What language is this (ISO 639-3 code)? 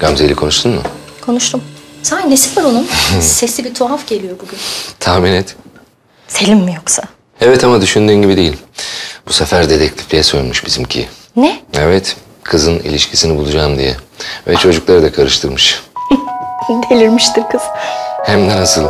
tur